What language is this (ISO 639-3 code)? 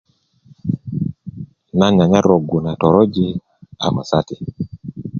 ukv